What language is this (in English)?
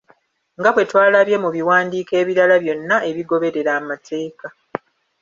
Ganda